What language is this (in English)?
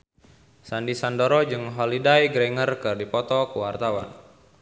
Sundanese